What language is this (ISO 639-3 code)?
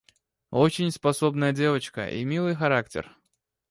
rus